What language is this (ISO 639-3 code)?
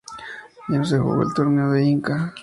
spa